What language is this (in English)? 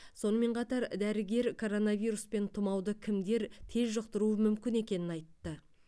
Kazakh